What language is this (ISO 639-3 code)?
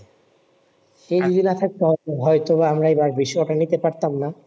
ben